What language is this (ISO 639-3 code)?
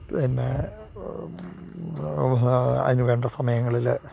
mal